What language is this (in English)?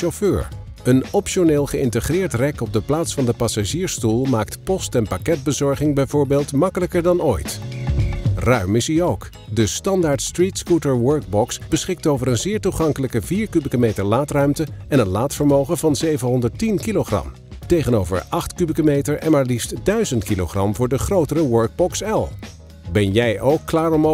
Dutch